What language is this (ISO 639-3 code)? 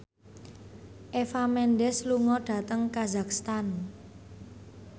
jav